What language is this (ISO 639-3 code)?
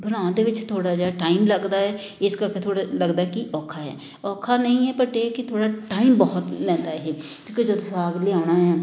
pan